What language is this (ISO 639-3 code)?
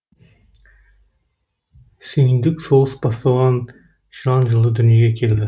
kaz